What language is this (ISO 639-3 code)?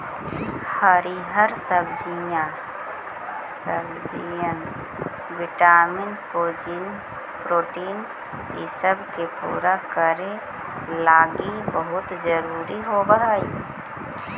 mag